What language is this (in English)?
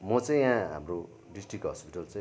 Nepali